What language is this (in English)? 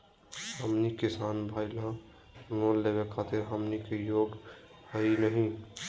Magahi